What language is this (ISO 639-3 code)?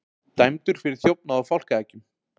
isl